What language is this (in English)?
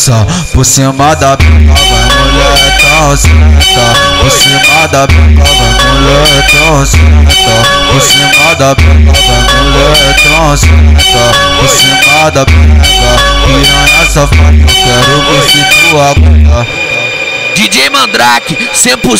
Portuguese